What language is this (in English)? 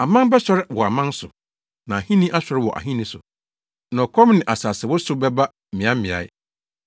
Akan